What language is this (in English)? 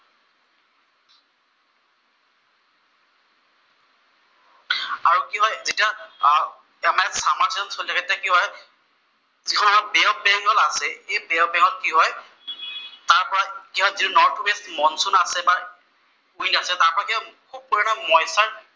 Assamese